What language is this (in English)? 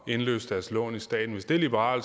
Danish